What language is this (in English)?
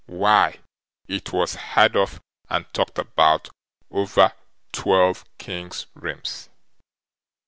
English